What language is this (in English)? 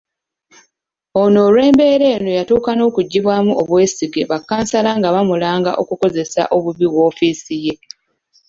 Ganda